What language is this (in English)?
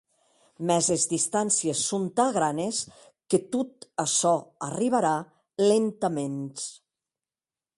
Occitan